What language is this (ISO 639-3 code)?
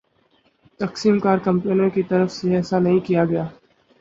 urd